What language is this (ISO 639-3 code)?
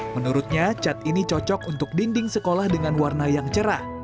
ind